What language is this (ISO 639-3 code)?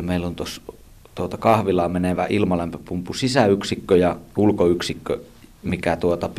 fin